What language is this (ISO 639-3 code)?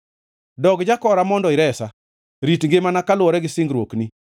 luo